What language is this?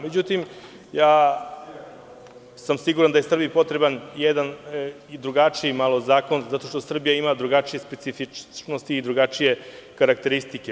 Serbian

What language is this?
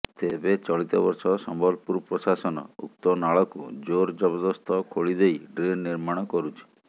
Odia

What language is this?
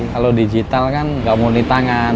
Indonesian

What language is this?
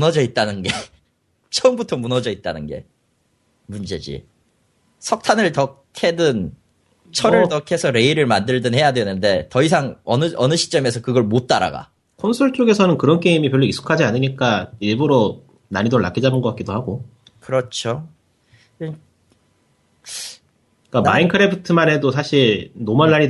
Korean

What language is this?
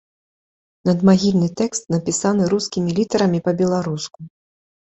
Belarusian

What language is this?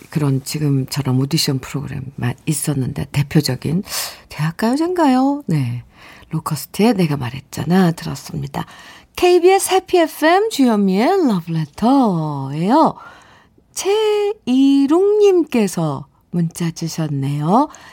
Korean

